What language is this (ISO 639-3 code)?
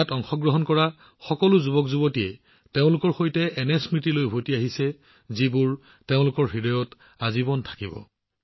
asm